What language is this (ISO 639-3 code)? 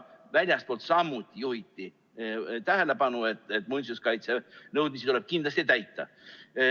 est